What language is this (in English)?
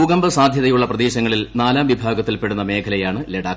Malayalam